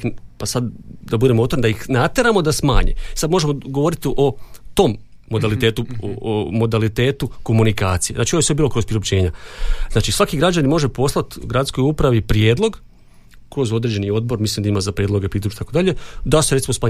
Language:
Croatian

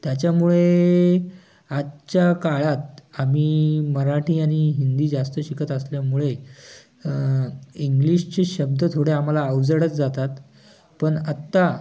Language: Marathi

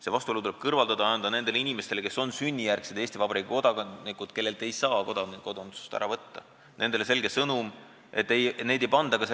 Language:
Estonian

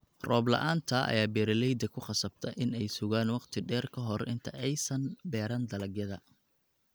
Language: Somali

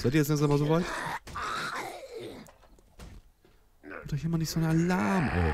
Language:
German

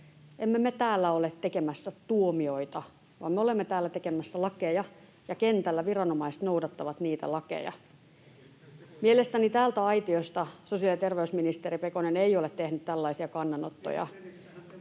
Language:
Finnish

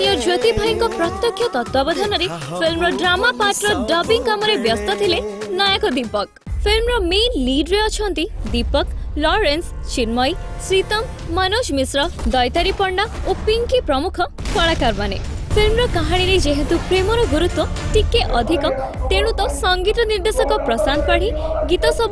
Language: Hindi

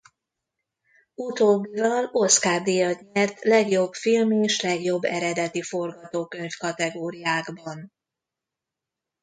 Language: Hungarian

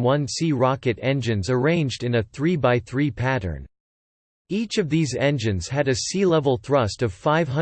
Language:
English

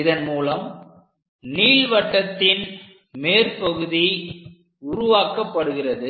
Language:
Tamil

